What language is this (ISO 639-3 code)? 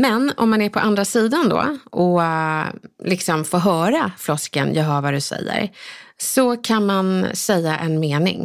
swe